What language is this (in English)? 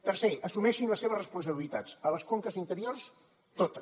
Catalan